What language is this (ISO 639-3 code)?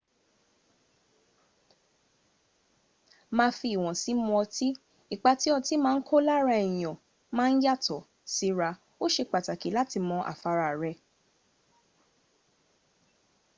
yor